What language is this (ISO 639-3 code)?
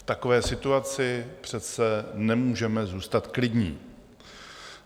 ces